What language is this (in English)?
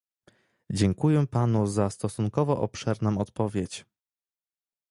Polish